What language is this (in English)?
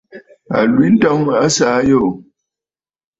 Bafut